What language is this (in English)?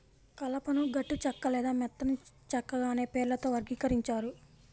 Telugu